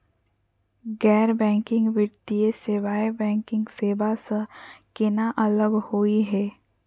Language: Magahi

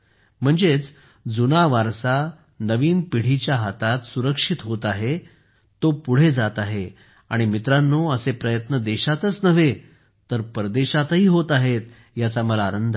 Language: Marathi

